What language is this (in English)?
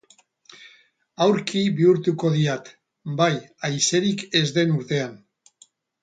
Basque